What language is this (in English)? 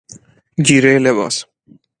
Persian